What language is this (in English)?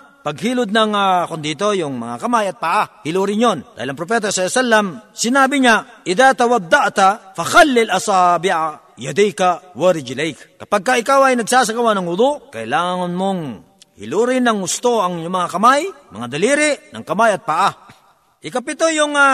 Filipino